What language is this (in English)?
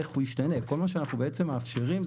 Hebrew